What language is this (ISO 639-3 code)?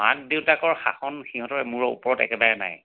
asm